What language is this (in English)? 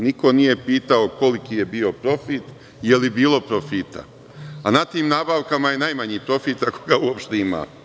Serbian